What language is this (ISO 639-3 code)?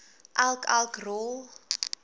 afr